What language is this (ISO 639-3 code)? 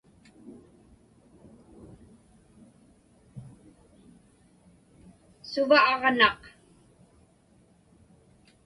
ipk